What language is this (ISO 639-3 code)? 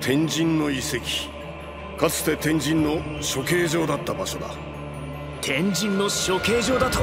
jpn